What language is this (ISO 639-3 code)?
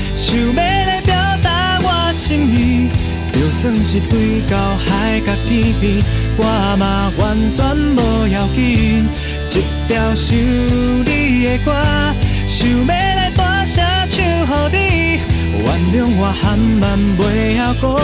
zho